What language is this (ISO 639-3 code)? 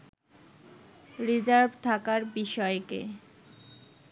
ben